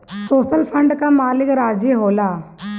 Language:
Bhojpuri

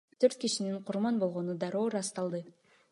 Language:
Kyrgyz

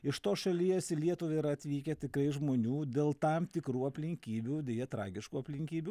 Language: Lithuanian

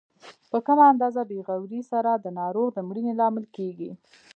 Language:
Pashto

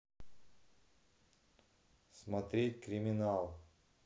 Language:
Russian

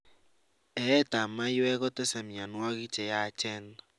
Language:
Kalenjin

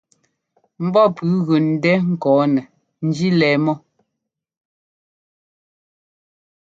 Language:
Ngomba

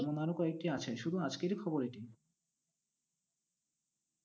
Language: Bangla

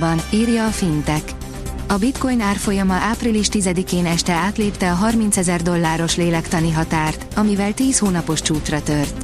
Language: Hungarian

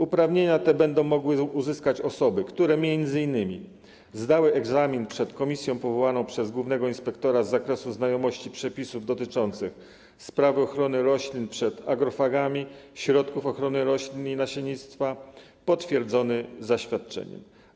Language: Polish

